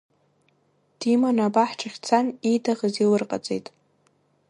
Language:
Abkhazian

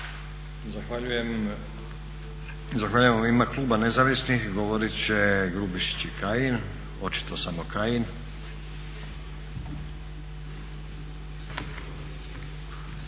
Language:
Croatian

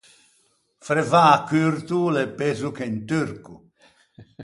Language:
Ligurian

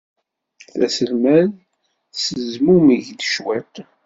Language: Kabyle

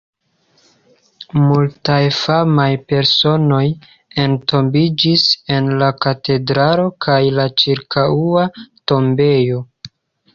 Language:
Esperanto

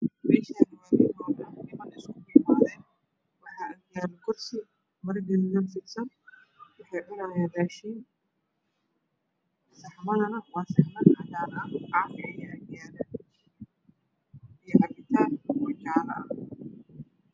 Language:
Somali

